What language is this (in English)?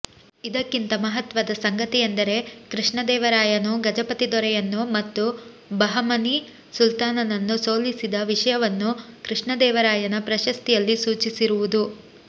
Kannada